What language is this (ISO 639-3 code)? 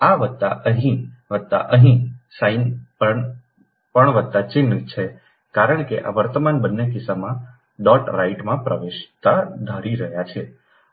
guj